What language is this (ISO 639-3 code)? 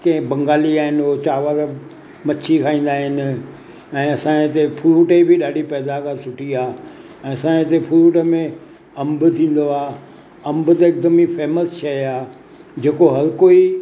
snd